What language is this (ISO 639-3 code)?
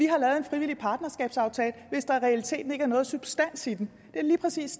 dan